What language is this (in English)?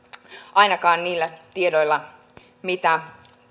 Finnish